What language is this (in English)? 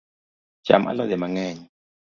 Luo (Kenya and Tanzania)